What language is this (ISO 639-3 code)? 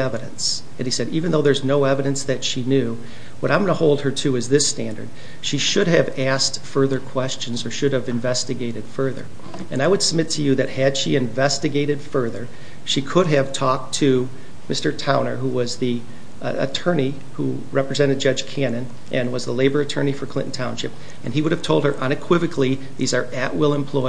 eng